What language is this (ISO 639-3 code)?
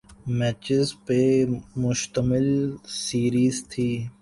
urd